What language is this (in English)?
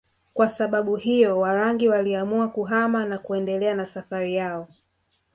Swahili